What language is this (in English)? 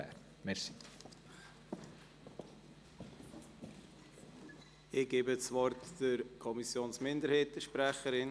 Swiss German